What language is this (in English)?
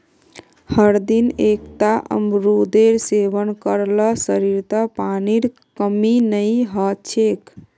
Magahi